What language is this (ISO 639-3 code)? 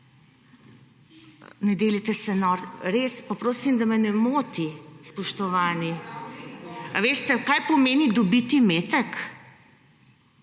slv